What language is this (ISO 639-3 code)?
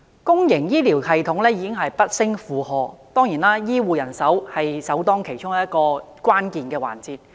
yue